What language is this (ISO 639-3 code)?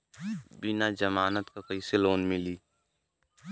bho